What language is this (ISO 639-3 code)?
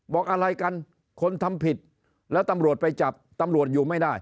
tha